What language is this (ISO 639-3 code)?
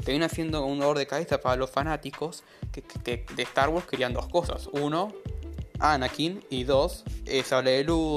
spa